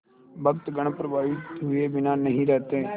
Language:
Hindi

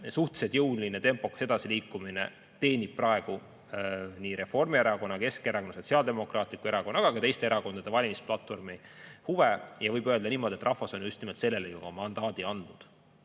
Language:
Estonian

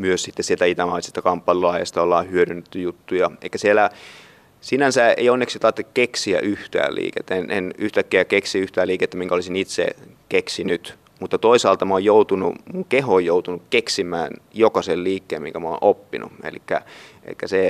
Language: Finnish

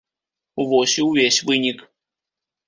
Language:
Belarusian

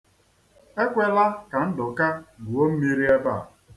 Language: Igbo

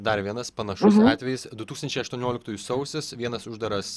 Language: Lithuanian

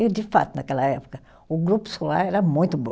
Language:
Portuguese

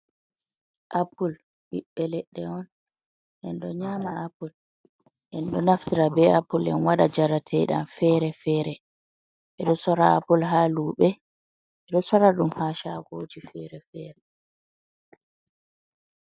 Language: Fula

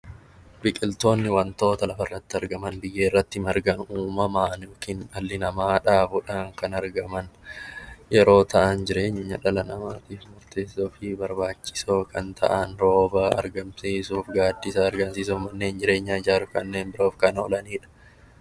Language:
Oromo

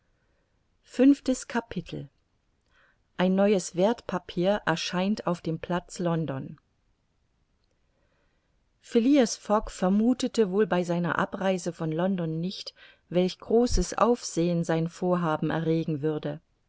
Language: German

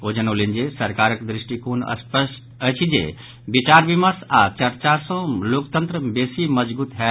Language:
Maithili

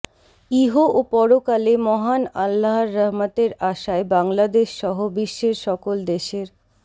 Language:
Bangla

